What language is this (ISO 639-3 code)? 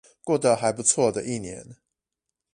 zho